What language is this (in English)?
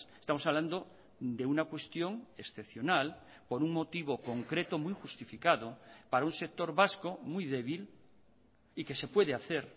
Spanish